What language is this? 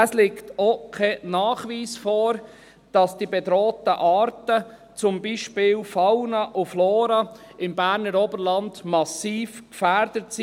Swiss German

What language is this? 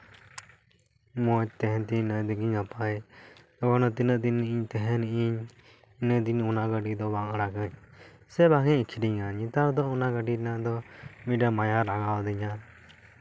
Santali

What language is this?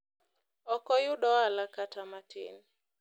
Luo (Kenya and Tanzania)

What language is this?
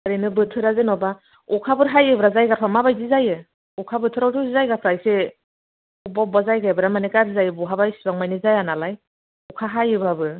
Bodo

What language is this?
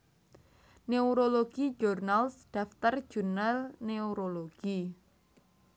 Javanese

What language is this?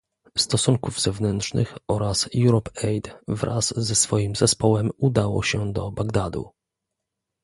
Polish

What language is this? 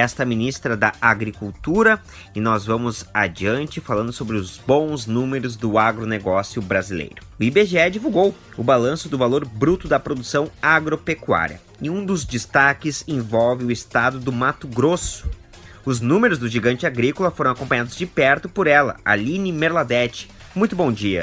Portuguese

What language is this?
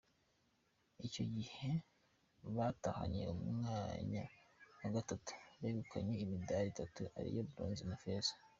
Kinyarwanda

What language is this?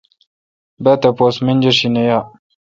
Kalkoti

